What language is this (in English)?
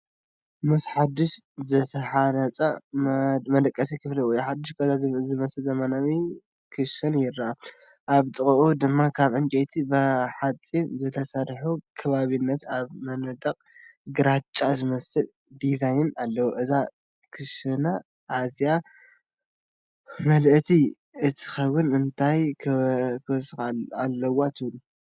Tigrinya